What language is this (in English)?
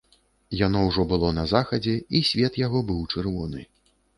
Belarusian